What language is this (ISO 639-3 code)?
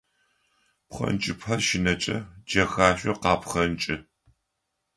ady